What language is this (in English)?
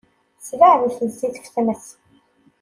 Kabyle